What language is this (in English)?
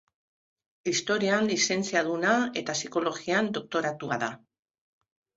Basque